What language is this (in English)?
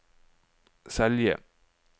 Norwegian